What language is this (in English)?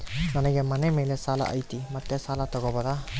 Kannada